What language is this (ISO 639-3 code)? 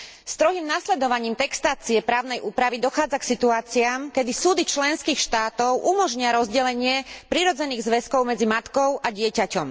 slk